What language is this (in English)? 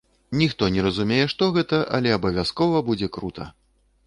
Belarusian